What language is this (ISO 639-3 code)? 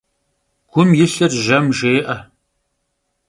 kbd